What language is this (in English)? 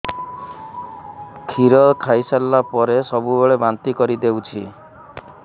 Odia